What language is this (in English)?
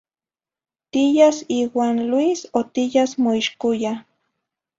Zacatlán-Ahuacatlán-Tepetzintla Nahuatl